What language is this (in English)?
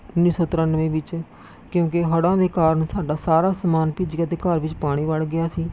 Punjabi